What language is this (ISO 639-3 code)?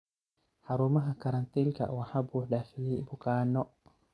som